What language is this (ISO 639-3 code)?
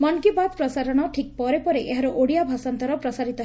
ori